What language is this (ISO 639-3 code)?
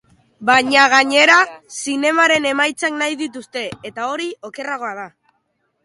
eus